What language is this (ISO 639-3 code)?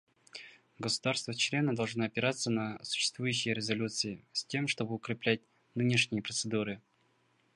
rus